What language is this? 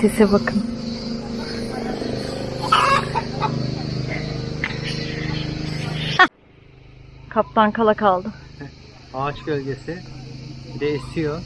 Turkish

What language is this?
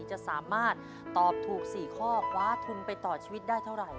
Thai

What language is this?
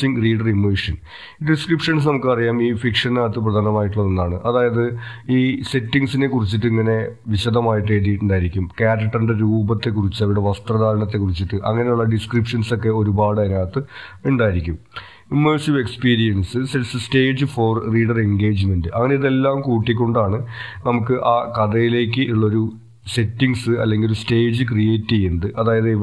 Malayalam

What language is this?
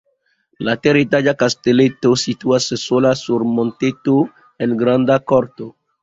Esperanto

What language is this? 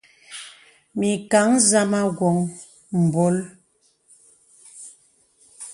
Bebele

